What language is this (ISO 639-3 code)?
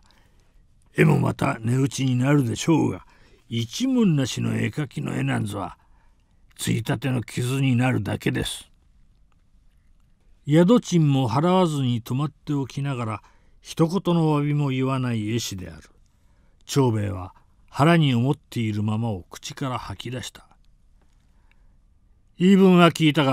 jpn